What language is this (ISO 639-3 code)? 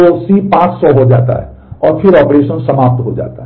hin